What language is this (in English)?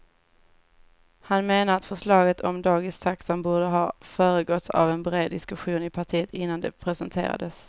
Swedish